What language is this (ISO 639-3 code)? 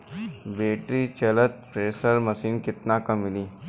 bho